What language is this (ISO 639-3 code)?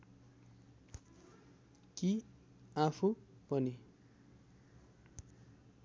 nep